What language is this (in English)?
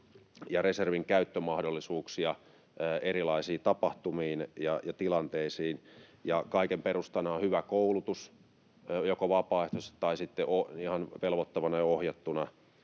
Finnish